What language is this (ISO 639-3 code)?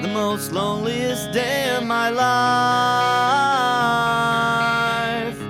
ell